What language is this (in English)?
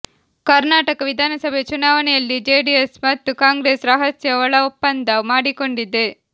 Kannada